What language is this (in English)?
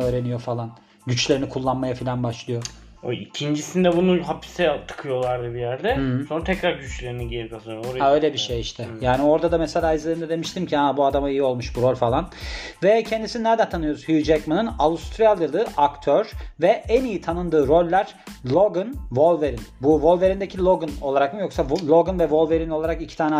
Turkish